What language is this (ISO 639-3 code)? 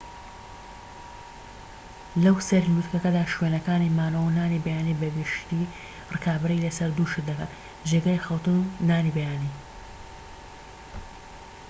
ckb